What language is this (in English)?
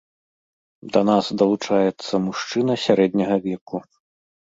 Belarusian